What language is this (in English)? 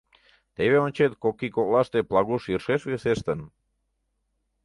Mari